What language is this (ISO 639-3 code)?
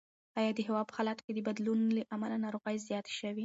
pus